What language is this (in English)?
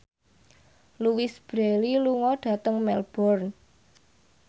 Javanese